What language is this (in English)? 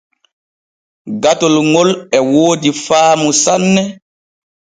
Borgu Fulfulde